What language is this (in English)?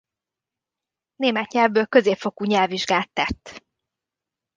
Hungarian